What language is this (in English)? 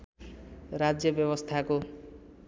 Nepali